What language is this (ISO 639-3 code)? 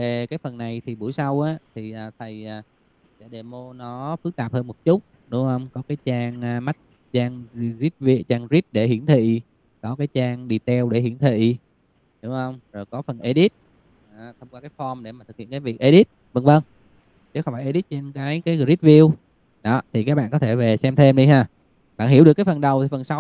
vie